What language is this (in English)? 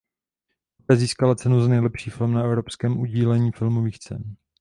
Czech